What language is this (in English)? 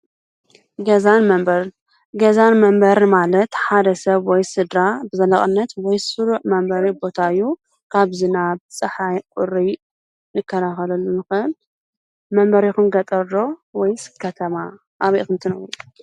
Tigrinya